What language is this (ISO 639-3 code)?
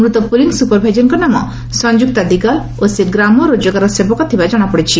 ori